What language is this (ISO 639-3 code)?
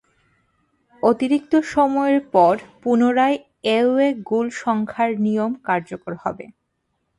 ben